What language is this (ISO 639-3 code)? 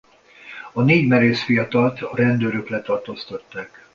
hun